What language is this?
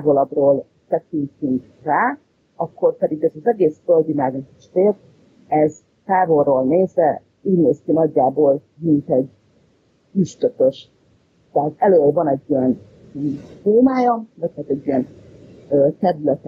Hungarian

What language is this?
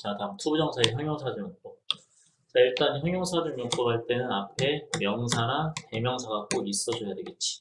Korean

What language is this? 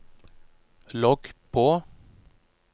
Norwegian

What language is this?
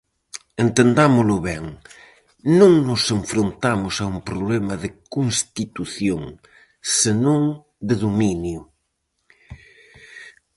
Galician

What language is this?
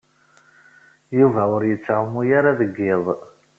Kabyle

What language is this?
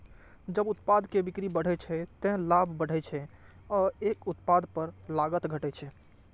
Maithili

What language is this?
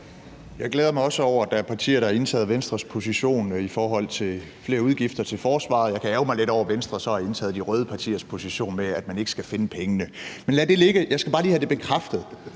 Danish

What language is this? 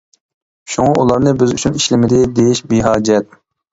Uyghur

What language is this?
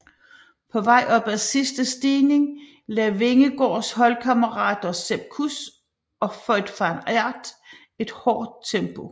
Danish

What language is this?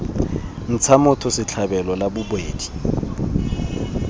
Tswana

